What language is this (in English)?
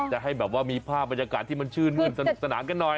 Thai